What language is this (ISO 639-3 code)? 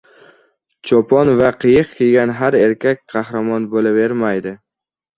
uzb